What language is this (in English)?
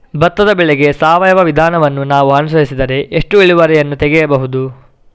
Kannada